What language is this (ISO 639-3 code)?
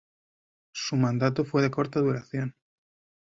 spa